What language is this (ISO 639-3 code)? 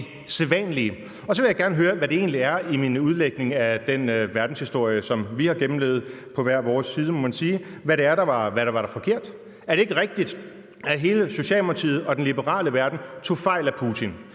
dan